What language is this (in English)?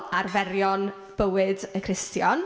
Welsh